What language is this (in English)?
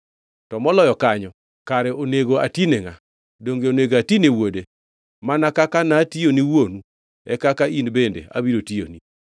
Luo (Kenya and Tanzania)